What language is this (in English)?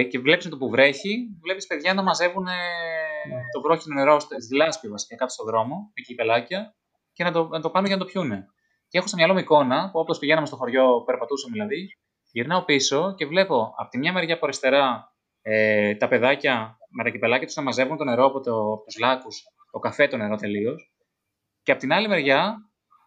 Greek